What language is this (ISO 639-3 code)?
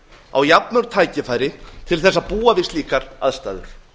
isl